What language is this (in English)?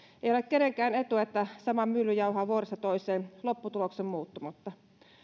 Finnish